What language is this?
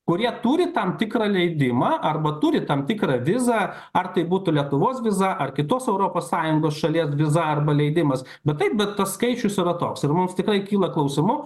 Lithuanian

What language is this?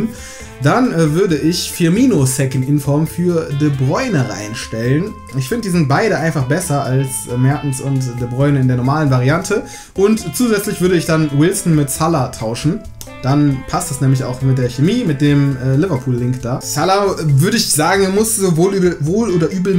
German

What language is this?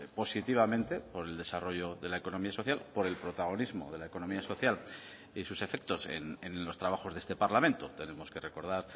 Spanish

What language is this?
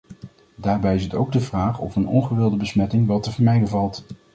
Dutch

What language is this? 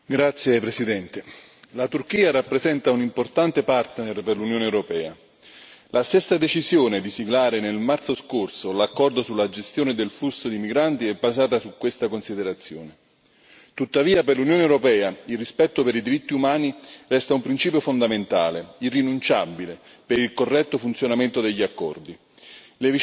Italian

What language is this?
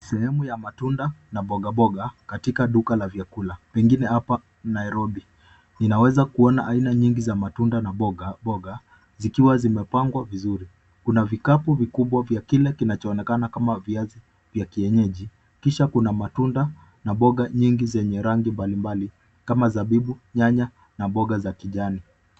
Swahili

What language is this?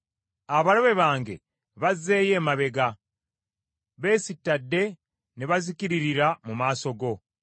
Ganda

